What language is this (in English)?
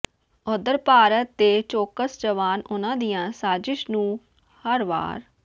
Punjabi